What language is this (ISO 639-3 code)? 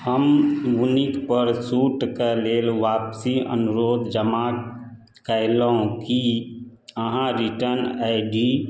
mai